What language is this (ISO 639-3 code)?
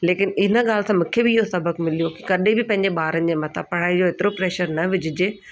snd